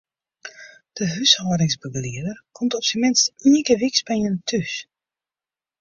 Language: Western Frisian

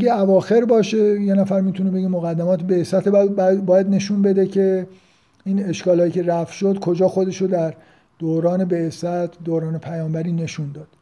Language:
Persian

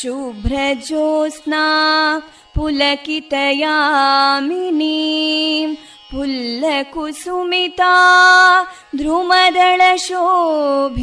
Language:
Kannada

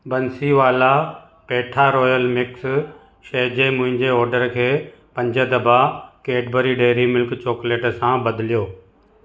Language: Sindhi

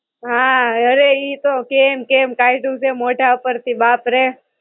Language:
Gujarati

